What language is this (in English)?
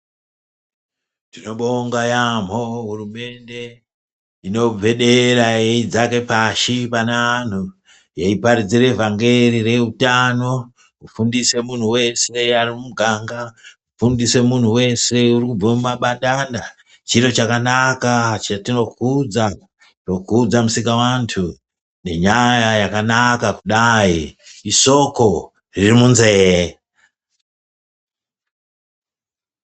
Ndau